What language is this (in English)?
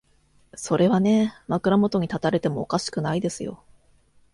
Japanese